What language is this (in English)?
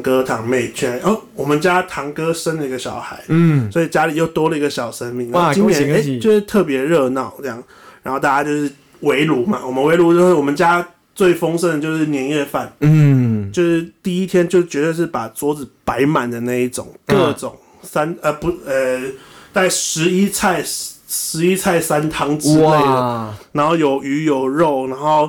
Chinese